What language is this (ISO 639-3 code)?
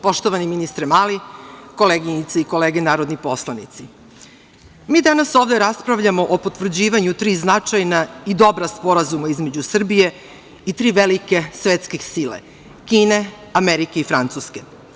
srp